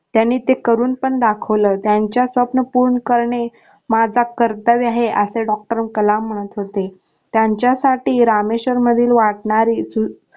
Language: Marathi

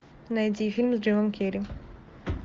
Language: Russian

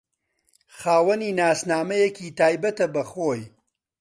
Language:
Central Kurdish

